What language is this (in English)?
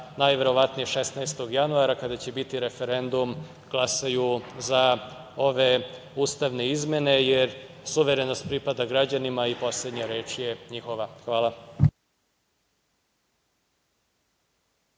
Serbian